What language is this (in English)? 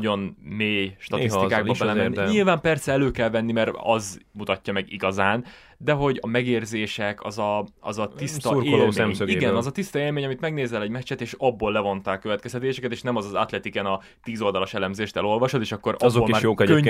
Hungarian